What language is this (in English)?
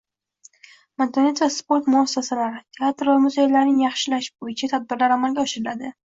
Uzbek